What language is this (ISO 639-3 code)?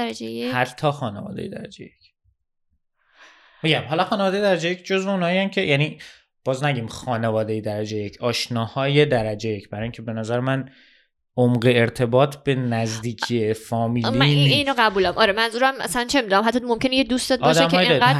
fas